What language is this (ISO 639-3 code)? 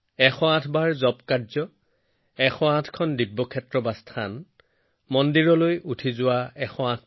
asm